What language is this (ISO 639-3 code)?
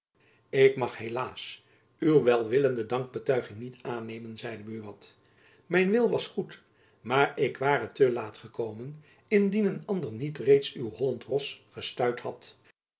nld